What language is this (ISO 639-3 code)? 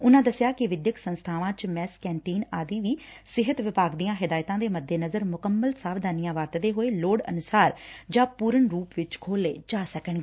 pan